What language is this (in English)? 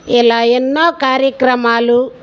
Telugu